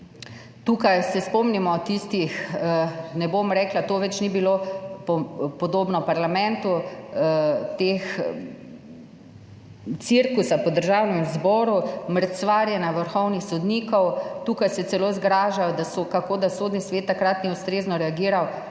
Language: Slovenian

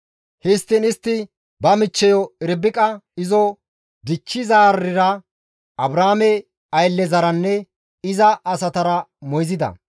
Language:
Gamo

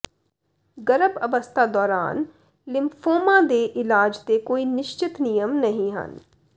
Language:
Punjabi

